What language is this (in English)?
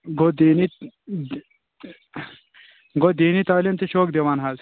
Kashmiri